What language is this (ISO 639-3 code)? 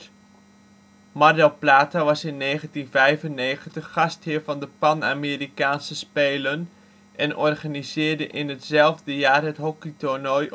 nld